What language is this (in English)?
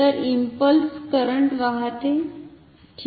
Marathi